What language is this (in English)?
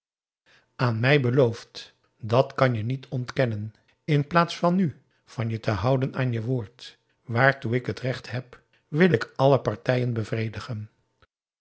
Dutch